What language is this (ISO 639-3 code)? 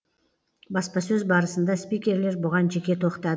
kaz